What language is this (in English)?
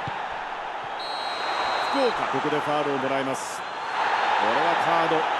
Japanese